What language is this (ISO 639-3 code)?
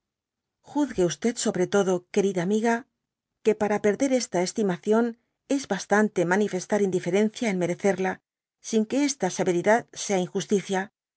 spa